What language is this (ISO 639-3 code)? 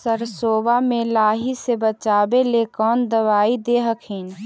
mag